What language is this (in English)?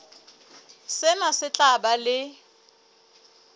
Southern Sotho